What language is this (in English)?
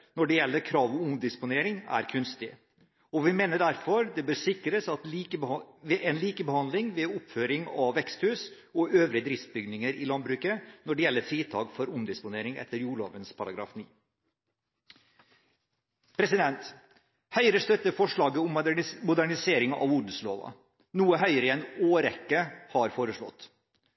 Norwegian Bokmål